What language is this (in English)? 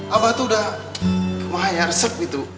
Indonesian